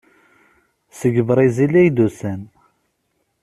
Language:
Kabyle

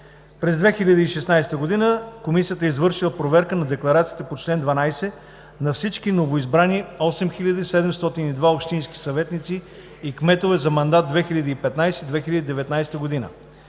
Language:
Bulgarian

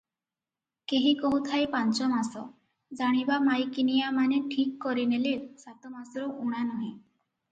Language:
Odia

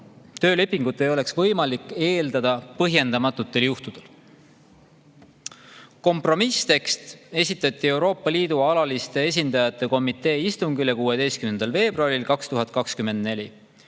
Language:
Estonian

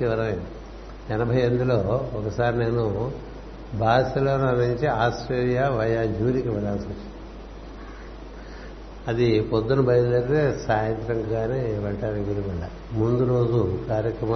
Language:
Telugu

